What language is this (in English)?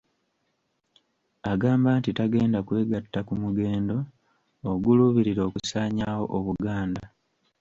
Ganda